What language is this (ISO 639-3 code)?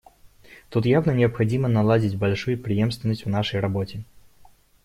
rus